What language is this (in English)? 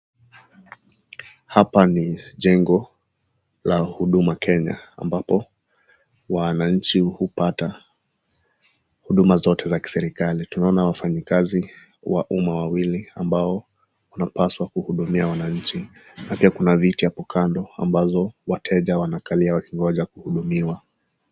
Swahili